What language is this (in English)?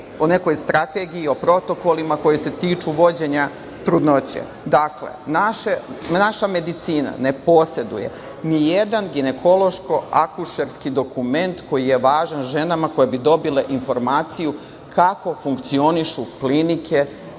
Serbian